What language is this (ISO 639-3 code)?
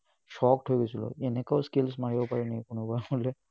asm